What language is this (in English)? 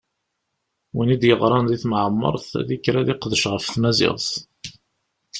Kabyle